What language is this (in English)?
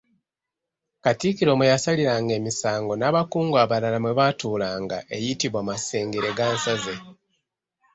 Ganda